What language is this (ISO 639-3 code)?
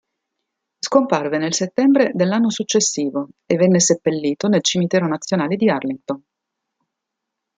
ita